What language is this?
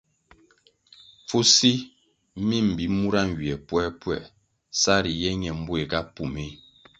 Kwasio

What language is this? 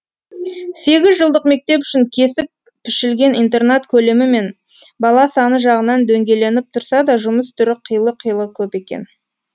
Kazakh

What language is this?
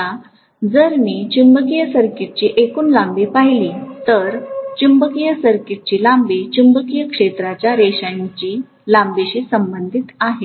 Marathi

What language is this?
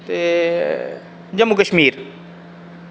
Dogri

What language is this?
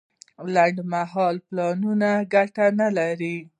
Pashto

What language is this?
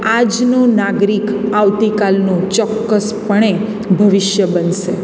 Gujarati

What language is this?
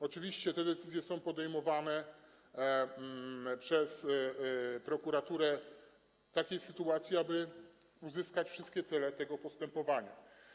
Polish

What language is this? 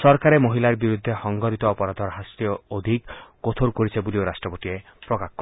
Assamese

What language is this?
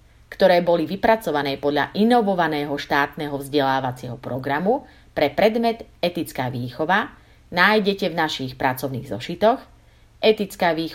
Slovak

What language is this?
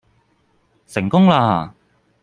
Cantonese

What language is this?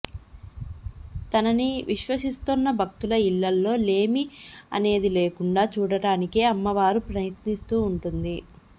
Telugu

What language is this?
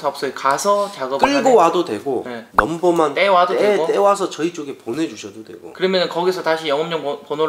Korean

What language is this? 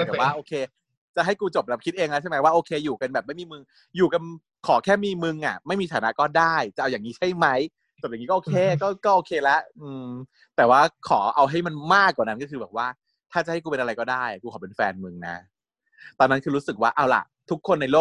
Thai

